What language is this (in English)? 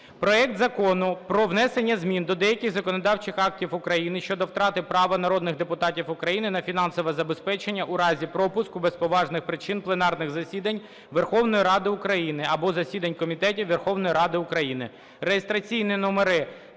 Ukrainian